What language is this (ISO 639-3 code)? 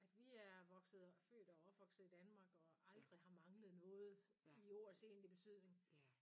dan